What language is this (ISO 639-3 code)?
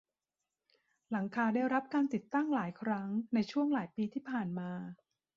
tha